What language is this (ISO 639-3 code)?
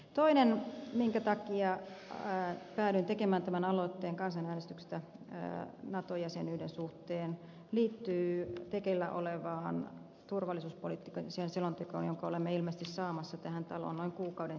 fin